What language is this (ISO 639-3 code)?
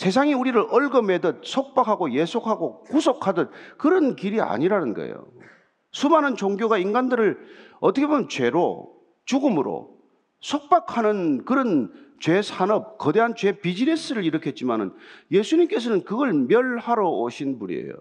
kor